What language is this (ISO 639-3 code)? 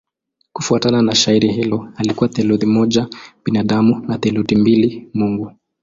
swa